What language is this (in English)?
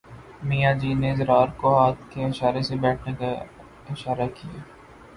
Urdu